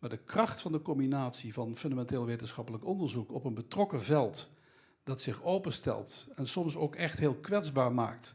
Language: Dutch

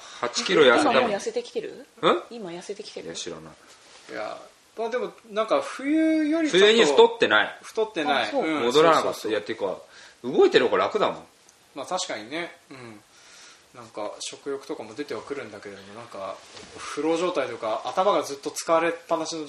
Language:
Japanese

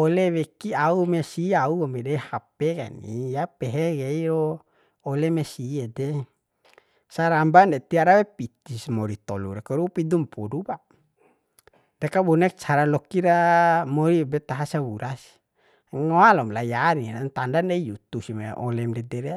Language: Bima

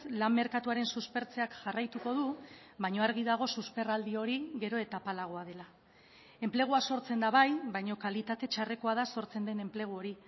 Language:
Basque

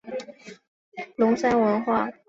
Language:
Chinese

